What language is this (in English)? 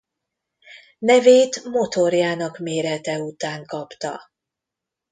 Hungarian